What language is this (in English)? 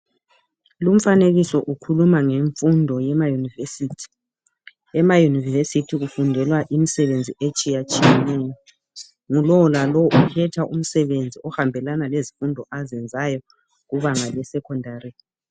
North Ndebele